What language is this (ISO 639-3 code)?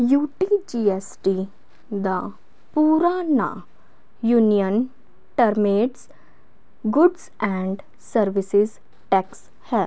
pan